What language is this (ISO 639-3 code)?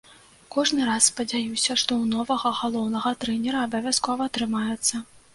bel